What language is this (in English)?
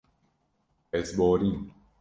Kurdish